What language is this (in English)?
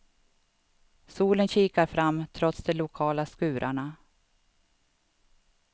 Swedish